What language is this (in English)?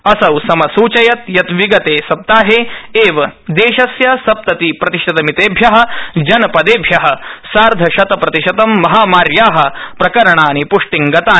Sanskrit